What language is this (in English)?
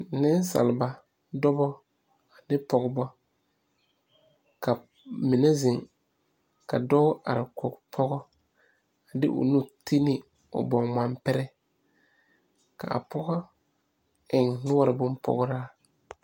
Southern Dagaare